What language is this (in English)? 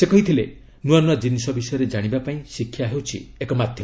Odia